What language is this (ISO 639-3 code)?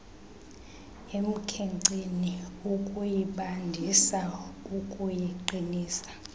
xho